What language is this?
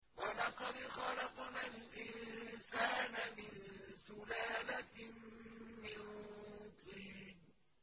Arabic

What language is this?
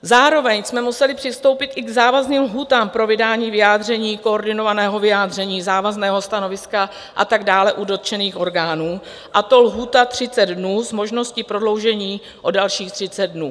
Czech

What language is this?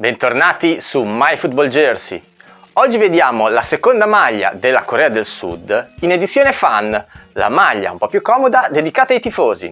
Italian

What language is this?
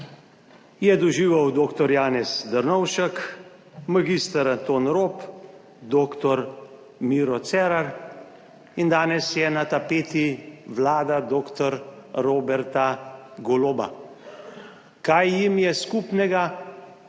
Slovenian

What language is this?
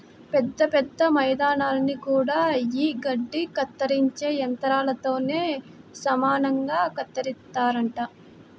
Telugu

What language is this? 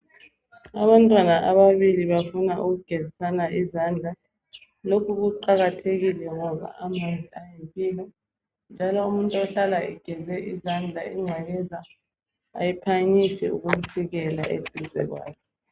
North Ndebele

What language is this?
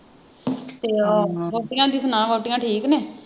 Punjabi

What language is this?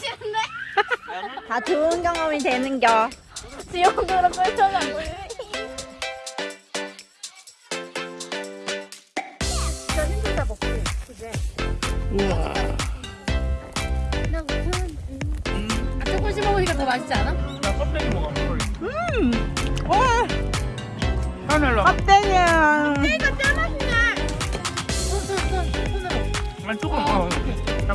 Korean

